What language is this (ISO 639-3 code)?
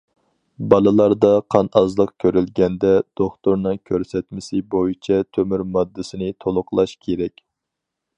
uig